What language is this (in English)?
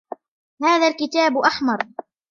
Arabic